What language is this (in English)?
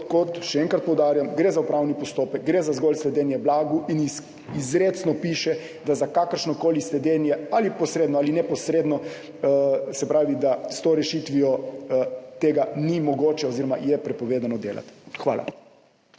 Slovenian